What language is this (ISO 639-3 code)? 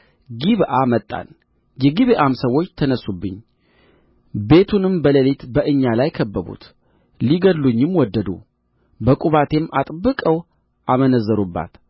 amh